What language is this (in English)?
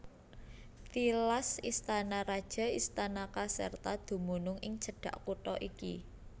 Javanese